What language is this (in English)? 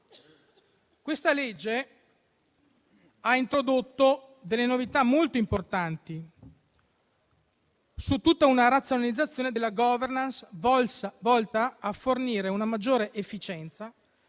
Italian